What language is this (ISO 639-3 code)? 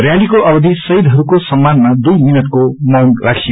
nep